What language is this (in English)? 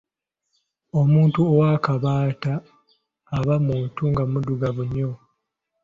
Ganda